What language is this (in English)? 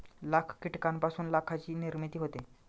Marathi